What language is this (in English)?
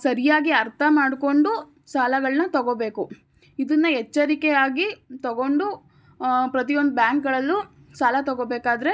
Kannada